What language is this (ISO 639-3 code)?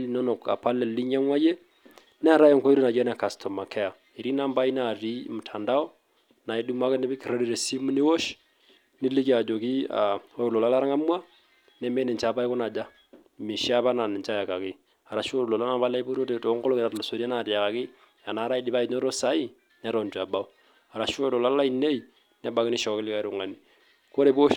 mas